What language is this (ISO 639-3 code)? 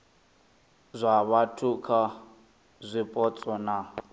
ven